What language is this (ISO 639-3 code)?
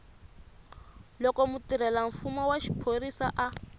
tso